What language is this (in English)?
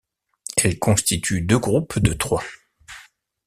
French